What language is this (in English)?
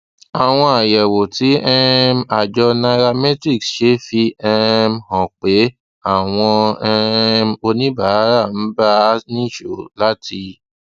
Yoruba